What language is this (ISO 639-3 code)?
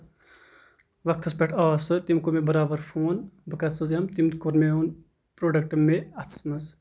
kas